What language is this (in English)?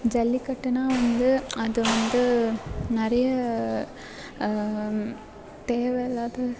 Tamil